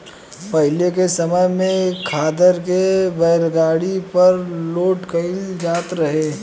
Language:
Bhojpuri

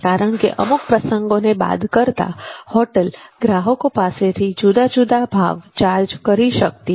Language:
Gujarati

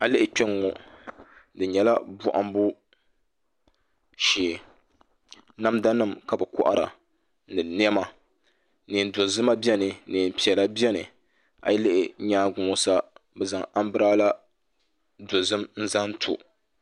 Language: Dagbani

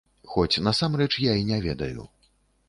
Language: Belarusian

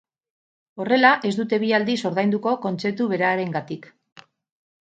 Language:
Basque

